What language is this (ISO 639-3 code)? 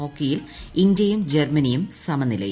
mal